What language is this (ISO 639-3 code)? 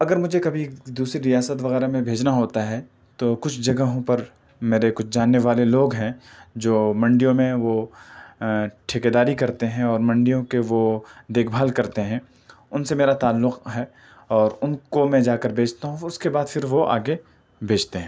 urd